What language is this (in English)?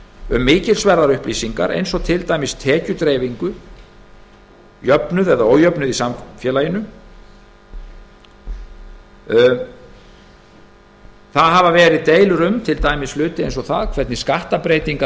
Icelandic